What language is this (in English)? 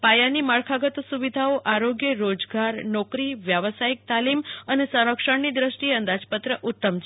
Gujarati